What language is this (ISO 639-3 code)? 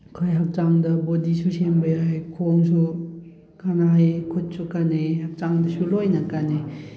mni